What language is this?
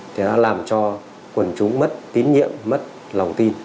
Vietnamese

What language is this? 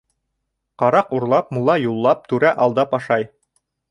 Bashkir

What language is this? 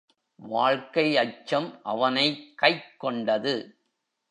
Tamil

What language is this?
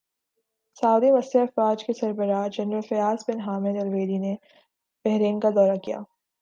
Urdu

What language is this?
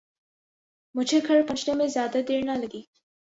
Urdu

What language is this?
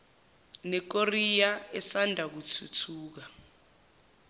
Zulu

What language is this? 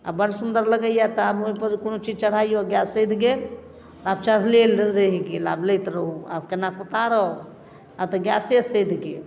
Maithili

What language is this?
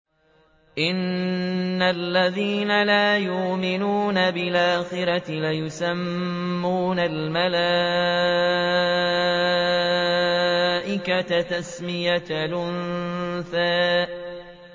Arabic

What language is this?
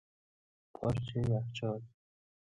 Persian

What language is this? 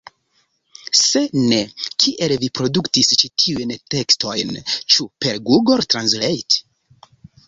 Esperanto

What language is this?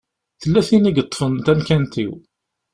Kabyle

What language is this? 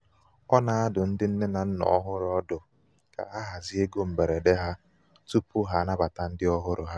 Igbo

